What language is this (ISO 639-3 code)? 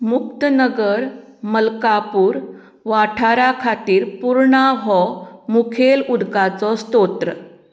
kok